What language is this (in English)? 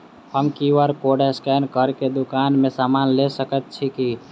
Maithili